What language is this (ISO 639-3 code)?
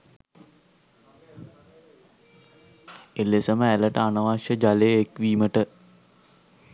sin